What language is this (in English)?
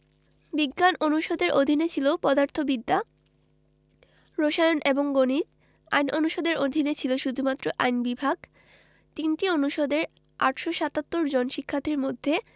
Bangla